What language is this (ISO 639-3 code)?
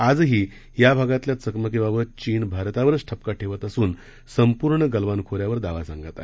mar